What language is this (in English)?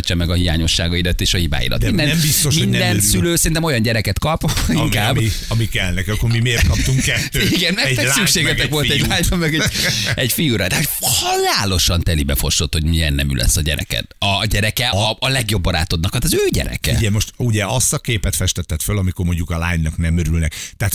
Hungarian